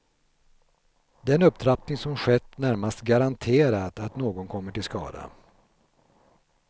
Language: Swedish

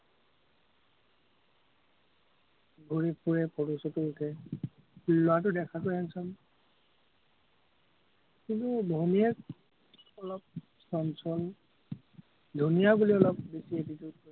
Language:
Assamese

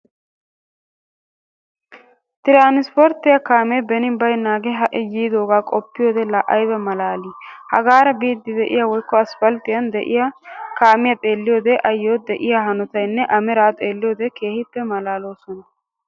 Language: Wolaytta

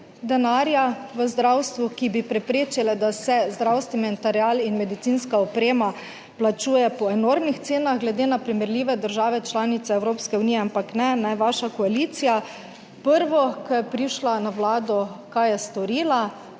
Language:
Slovenian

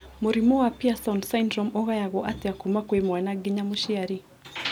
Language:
Kikuyu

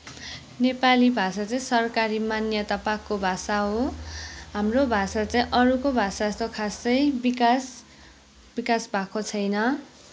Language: Nepali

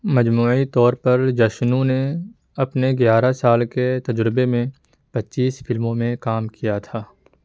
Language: Urdu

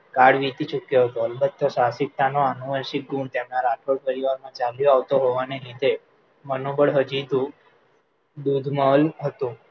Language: Gujarati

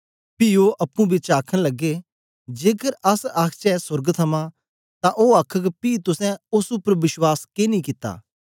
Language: Dogri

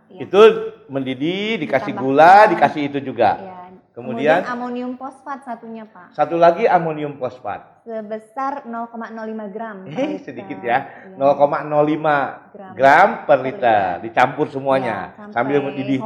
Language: Indonesian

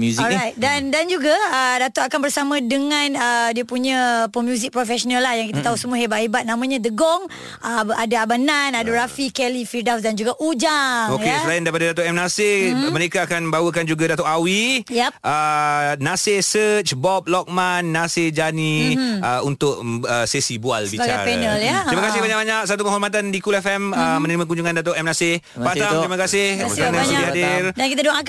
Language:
Malay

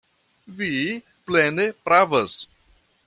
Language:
Esperanto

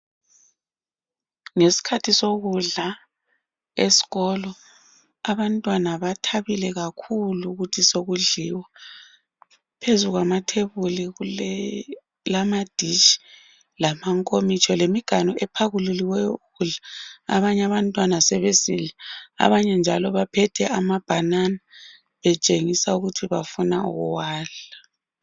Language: North Ndebele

